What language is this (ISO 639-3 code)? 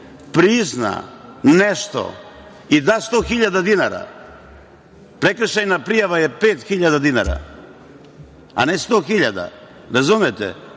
srp